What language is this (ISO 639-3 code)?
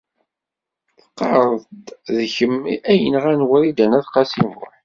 kab